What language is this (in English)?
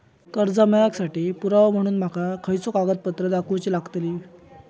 Marathi